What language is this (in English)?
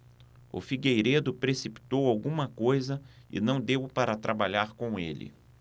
Portuguese